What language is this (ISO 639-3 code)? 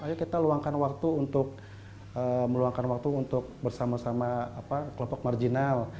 ind